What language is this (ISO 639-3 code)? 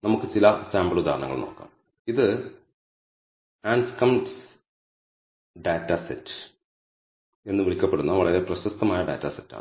mal